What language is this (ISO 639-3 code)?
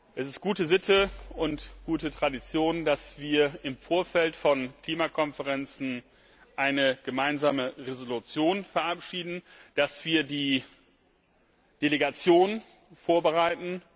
deu